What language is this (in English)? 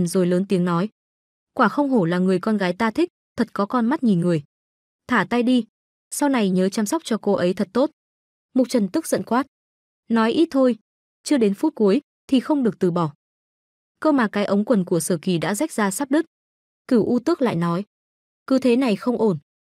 Vietnamese